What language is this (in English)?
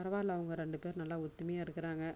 Tamil